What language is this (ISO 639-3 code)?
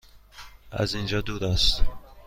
fas